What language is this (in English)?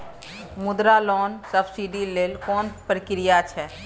Maithili